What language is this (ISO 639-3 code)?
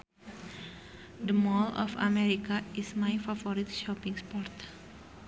sun